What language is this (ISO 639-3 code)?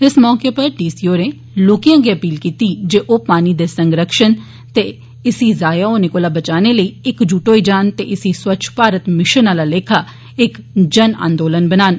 doi